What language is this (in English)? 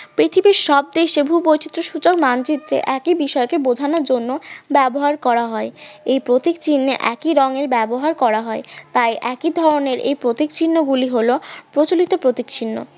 Bangla